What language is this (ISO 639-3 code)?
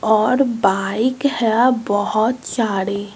hin